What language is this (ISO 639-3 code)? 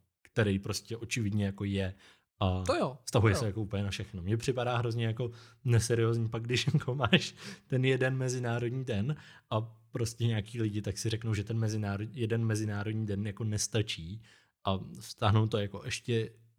ces